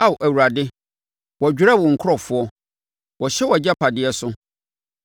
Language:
Akan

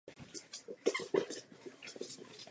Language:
Czech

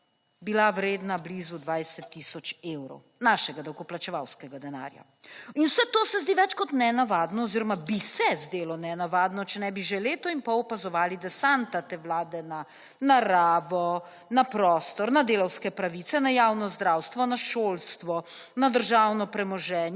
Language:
Slovenian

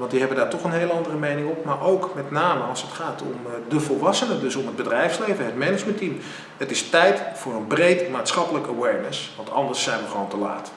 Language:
Dutch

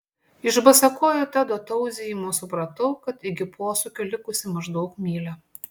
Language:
Lithuanian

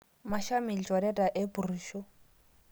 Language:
Masai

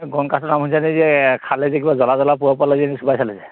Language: Assamese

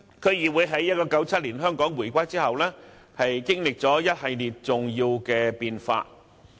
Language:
Cantonese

